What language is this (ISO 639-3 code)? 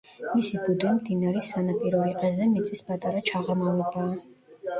kat